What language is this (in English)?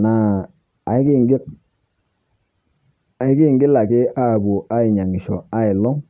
Masai